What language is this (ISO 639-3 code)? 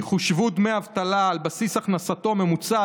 heb